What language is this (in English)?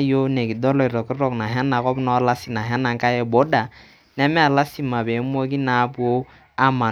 Masai